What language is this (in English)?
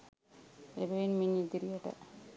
Sinhala